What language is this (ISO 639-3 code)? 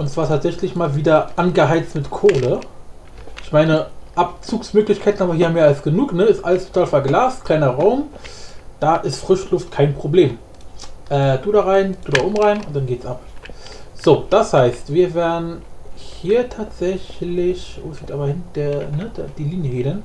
deu